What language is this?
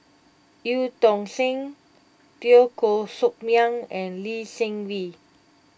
English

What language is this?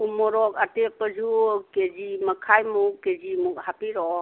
Manipuri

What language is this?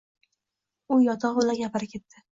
Uzbek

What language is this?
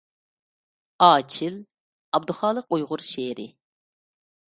Uyghur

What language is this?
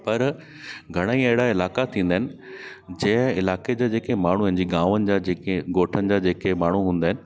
Sindhi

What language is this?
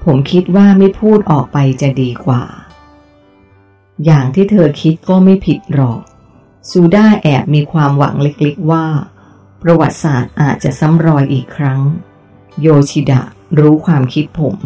Thai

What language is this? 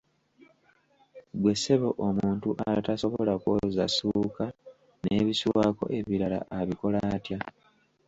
Ganda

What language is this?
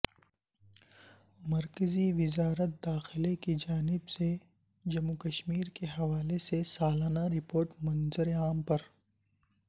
Urdu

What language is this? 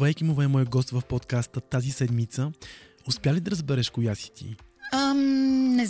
Bulgarian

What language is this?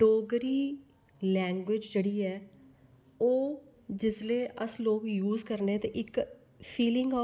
Dogri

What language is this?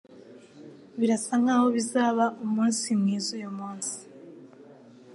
Kinyarwanda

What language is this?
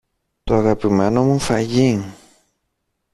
Greek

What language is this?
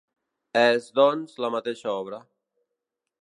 Catalan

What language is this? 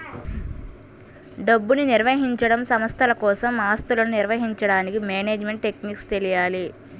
Telugu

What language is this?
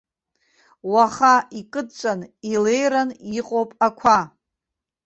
Abkhazian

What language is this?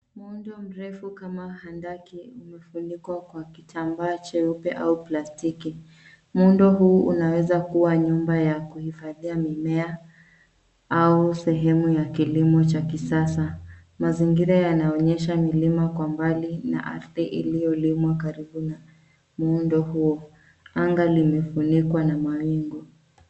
Swahili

